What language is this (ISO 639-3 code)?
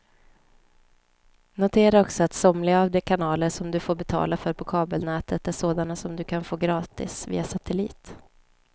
swe